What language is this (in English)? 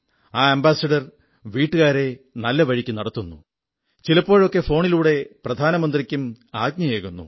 Malayalam